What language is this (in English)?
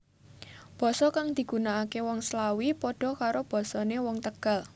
Javanese